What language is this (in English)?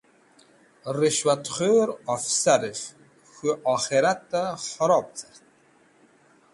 Wakhi